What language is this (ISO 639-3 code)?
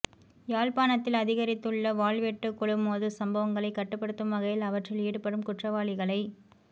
tam